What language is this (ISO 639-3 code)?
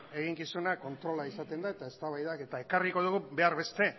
eus